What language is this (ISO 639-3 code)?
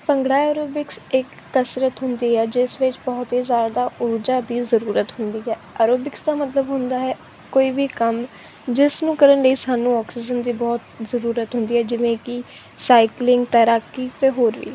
pan